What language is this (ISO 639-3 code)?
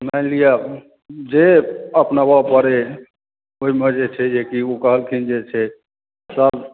mai